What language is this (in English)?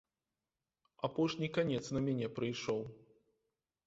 Belarusian